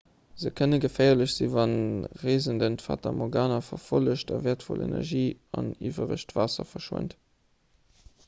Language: Luxembourgish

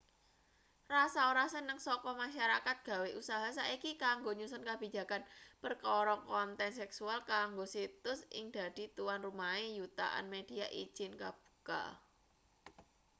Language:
Javanese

